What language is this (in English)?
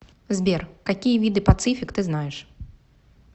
Russian